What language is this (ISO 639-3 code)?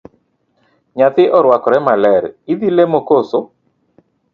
luo